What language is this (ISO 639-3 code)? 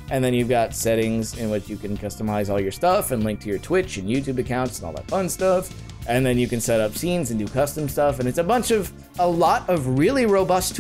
eng